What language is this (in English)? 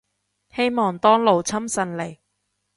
Cantonese